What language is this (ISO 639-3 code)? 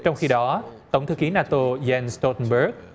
vie